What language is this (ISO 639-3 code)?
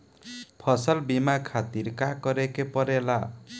bho